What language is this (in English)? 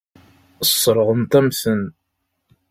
Kabyle